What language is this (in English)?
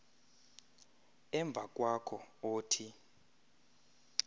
Xhosa